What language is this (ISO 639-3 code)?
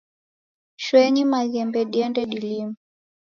dav